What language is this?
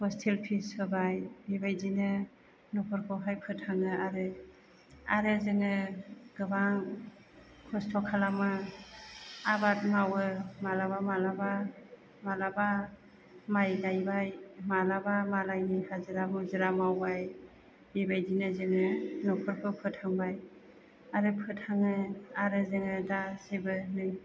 Bodo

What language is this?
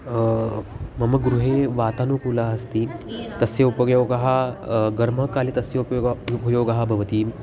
Sanskrit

